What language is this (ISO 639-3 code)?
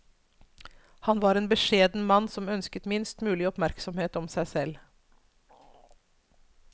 nor